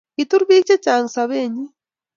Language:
Kalenjin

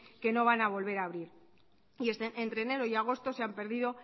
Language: Spanish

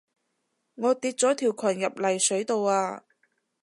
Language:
Cantonese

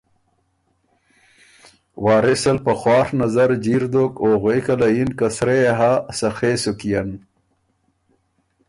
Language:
Ormuri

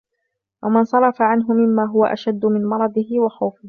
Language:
Arabic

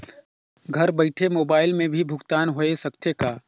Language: Chhattisgarhi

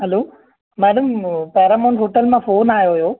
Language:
Sindhi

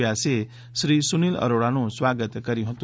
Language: Gujarati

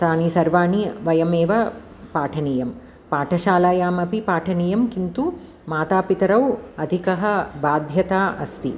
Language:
Sanskrit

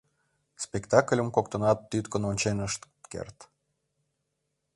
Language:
Mari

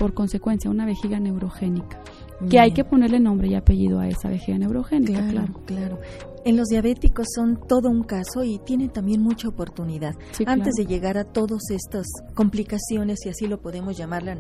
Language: Spanish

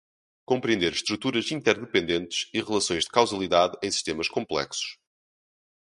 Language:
Portuguese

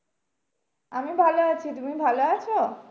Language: Bangla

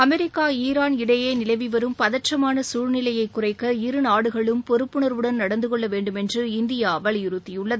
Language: Tamil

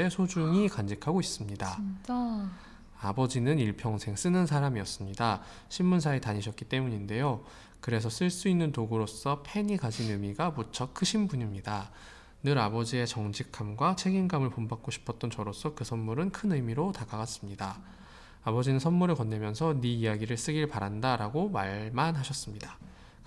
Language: Korean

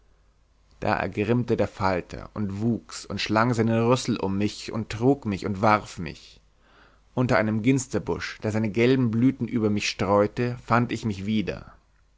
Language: German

